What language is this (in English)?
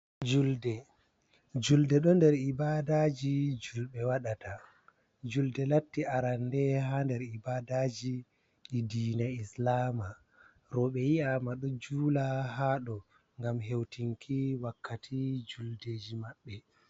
Fula